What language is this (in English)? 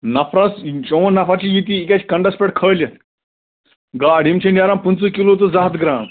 Kashmiri